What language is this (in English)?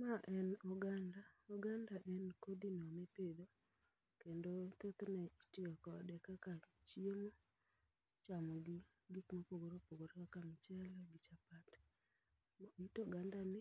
Luo (Kenya and Tanzania)